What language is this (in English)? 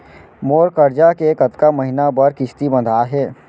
Chhattisgarhi